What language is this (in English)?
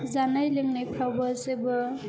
Bodo